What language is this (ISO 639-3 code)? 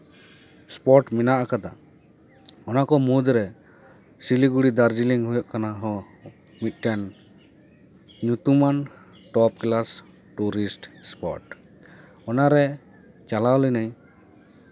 sat